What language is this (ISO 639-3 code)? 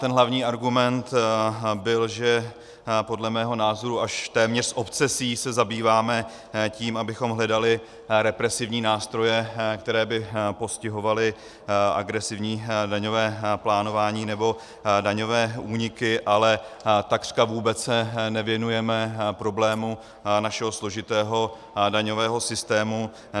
ces